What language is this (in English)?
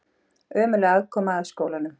Icelandic